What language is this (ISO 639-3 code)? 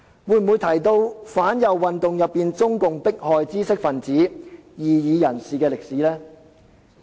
yue